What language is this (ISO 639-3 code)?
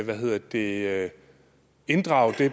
dan